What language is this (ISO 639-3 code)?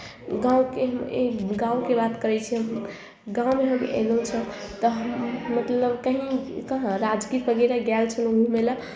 mai